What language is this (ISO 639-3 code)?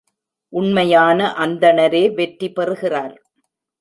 tam